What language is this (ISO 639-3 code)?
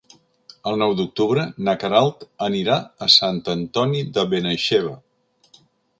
cat